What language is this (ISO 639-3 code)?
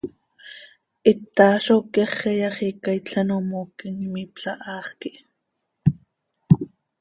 sei